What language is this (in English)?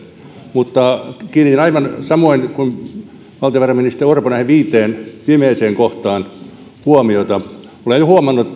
Finnish